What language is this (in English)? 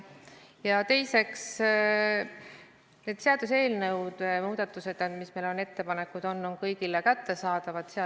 Estonian